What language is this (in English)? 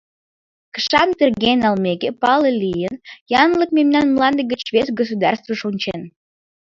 Mari